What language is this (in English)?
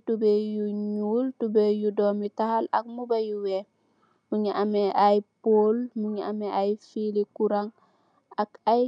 Wolof